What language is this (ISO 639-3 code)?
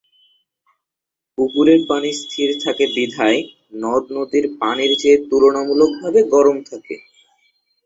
ben